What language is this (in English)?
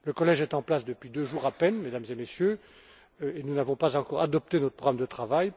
French